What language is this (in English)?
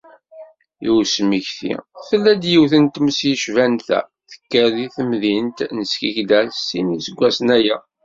Kabyle